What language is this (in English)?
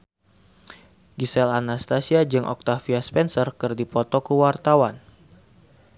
Sundanese